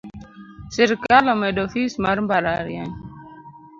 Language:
Luo (Kenya and Tanzania)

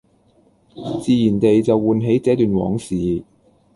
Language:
Cantonese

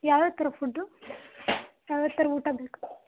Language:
Kannada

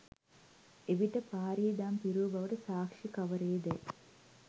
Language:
Sinhala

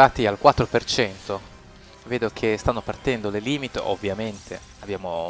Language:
Italian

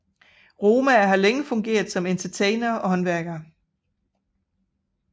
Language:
Danish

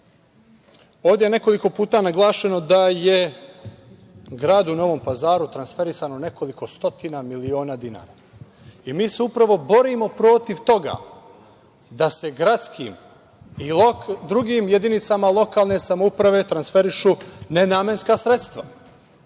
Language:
Serbian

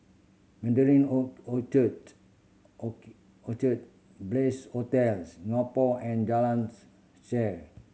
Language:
English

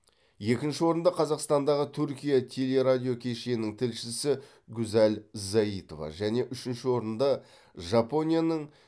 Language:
Kazakh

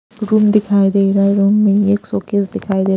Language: Hindi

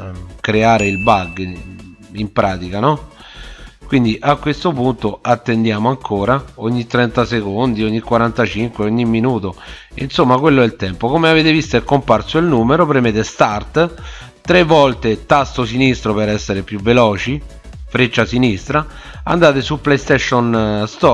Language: Italian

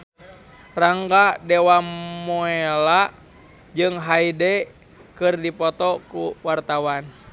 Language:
Sundanese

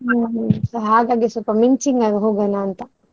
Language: Kannada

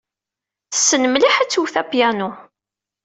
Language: Kabyle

